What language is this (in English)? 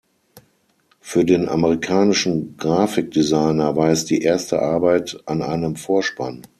German